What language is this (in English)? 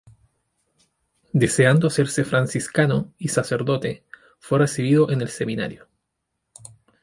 Spanish